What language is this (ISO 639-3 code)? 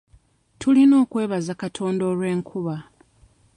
lug